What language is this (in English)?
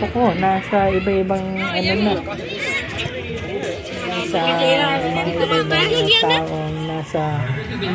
Filipino